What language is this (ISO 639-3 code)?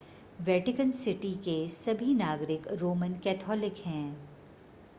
hin